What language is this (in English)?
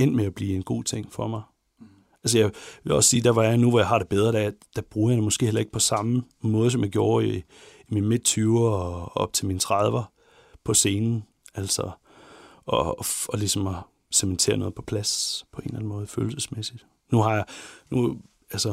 Danish